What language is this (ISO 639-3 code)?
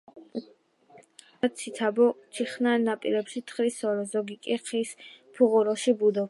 kat